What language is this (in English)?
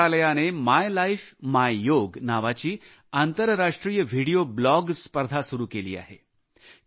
Marathi